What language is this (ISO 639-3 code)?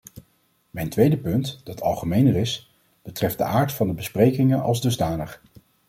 nld